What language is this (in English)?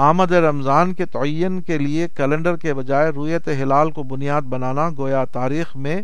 Urdu